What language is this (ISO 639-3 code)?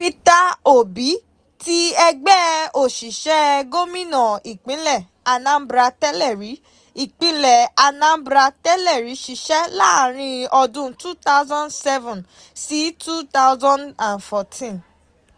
yor